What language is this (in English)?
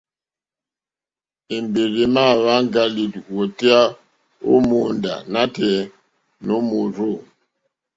Mokpwe